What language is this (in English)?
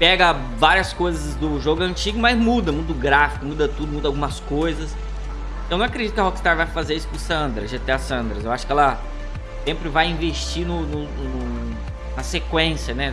Portuguese